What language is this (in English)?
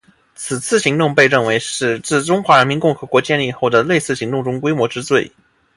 Chinese